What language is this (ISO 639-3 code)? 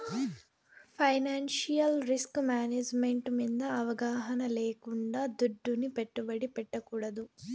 tel